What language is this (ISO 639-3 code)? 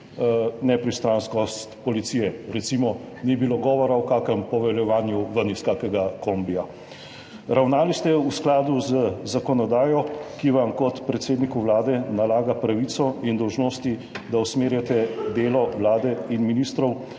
slv